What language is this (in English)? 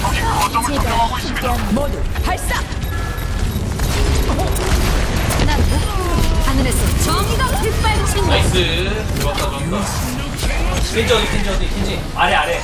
Korean